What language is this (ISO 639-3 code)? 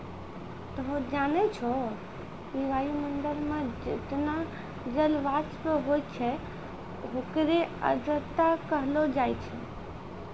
mai